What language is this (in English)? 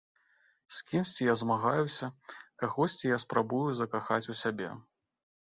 Belarusian